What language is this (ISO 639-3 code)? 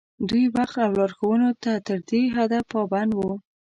pus